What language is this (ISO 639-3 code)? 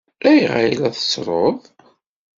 kab